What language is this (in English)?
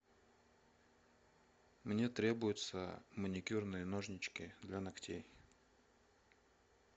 Russian